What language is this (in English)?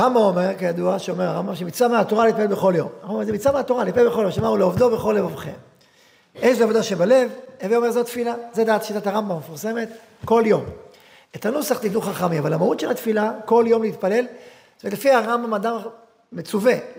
Hebrew